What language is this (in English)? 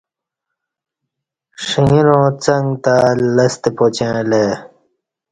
Kati